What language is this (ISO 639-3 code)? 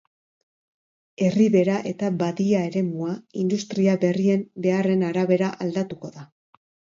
eus